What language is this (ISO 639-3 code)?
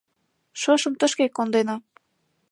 chm